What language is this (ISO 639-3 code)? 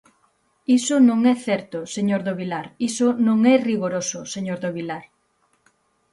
glg